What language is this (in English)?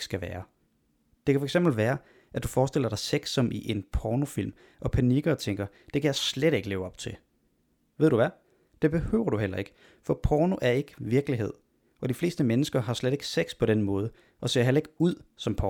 Danish